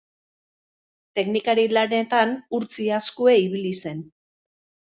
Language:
Basque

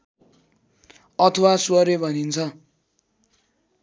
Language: Nepali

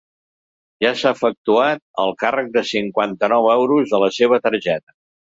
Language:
Catalan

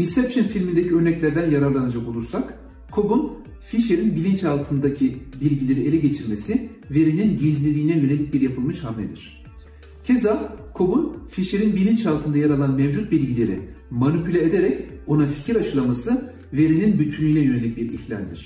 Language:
Turkish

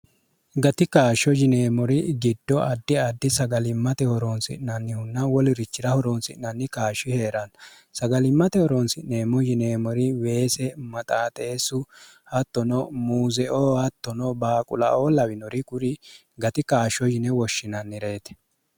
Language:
Sidamo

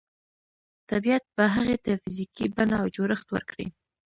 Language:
Pashto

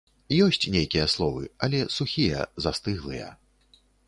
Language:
Belarusian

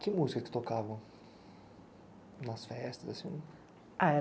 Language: Portuguese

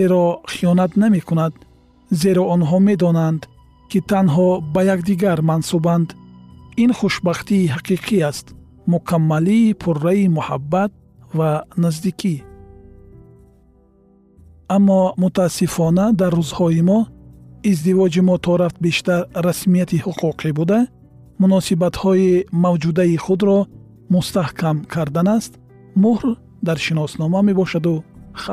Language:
Persian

